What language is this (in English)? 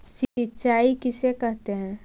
Magahi